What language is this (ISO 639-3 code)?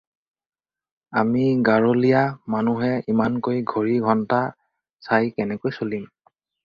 asm